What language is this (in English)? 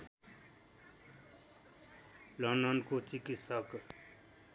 Nepali